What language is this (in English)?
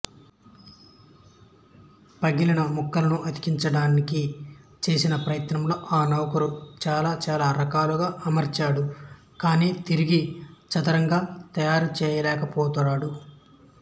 Telugu